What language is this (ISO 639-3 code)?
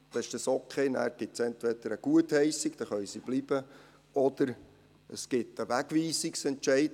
gsw